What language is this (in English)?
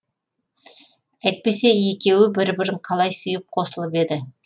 Kazakh